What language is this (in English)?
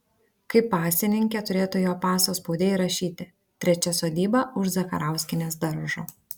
Lithuanian